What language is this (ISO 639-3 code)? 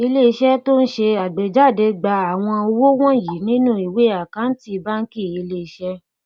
yor